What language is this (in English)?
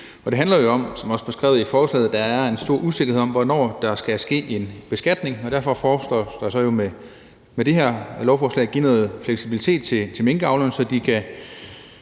Danish